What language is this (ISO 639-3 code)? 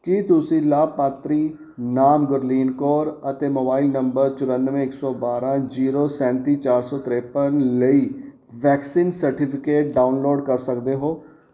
pan